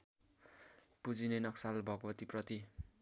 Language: Nepali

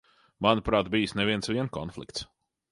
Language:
Latvian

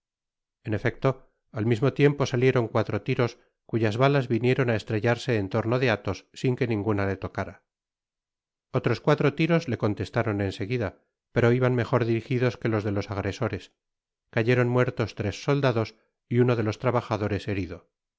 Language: Spanish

